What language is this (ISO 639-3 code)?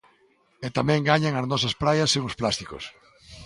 glg